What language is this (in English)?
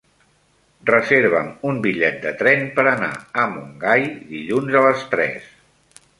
Catalan